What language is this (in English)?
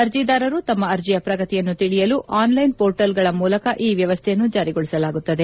Kannada